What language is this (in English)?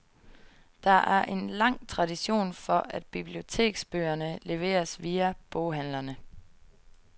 Danish